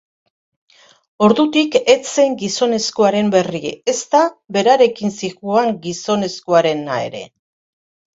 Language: Basque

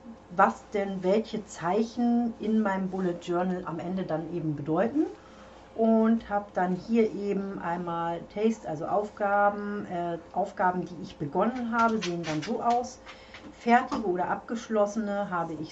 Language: German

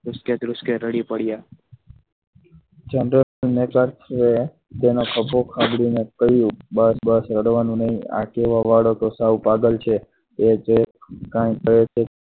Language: Gujarati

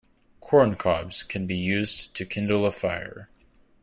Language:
English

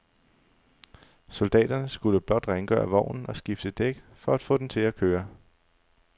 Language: Danish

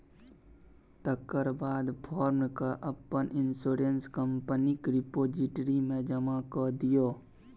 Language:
Maithili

